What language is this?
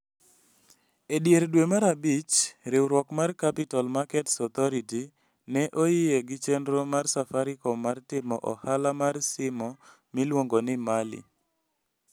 Luo (Kenya and Tanzania)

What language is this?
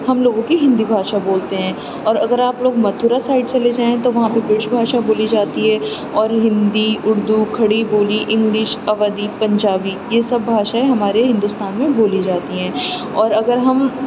Urdu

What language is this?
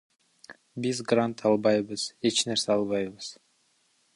Kyrgyz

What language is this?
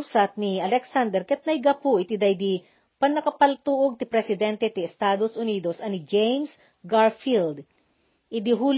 Filipino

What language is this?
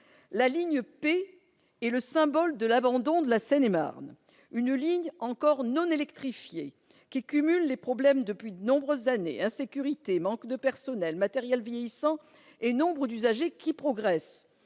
French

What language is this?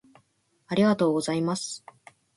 Japanese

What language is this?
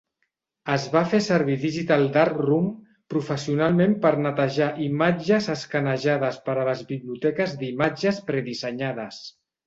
Catalan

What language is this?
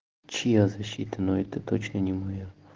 Russian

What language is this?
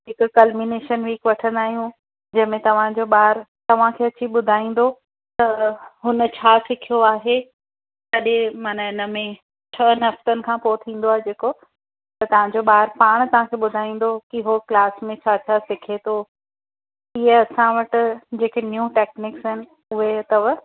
Sindhi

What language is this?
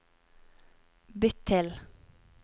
Norwegian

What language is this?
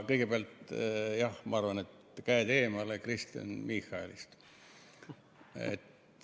Estonian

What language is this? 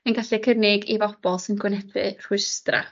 Welsh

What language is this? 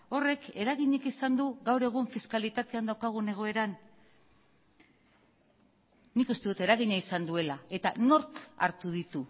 Basque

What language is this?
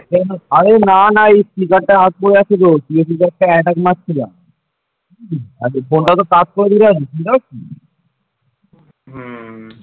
Bangla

